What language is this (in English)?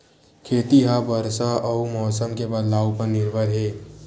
Chhattisgarhi